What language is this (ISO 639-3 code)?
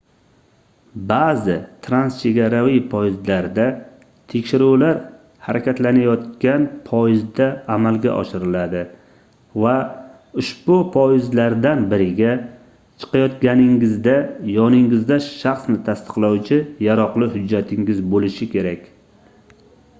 uzb